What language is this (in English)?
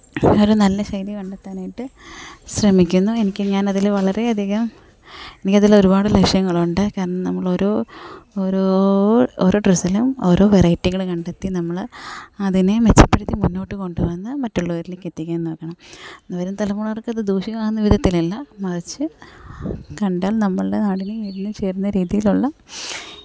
Malayalam